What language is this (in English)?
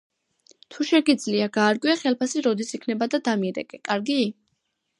Georgian